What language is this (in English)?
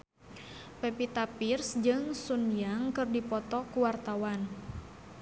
Sundanese